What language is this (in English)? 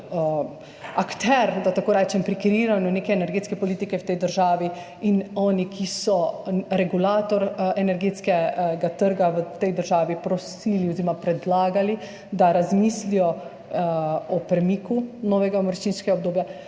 Slovenian